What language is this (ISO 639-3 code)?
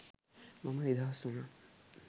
sin